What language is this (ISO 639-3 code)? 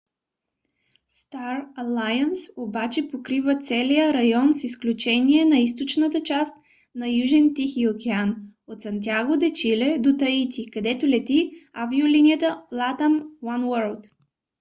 bul